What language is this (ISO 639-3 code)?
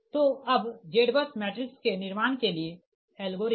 hin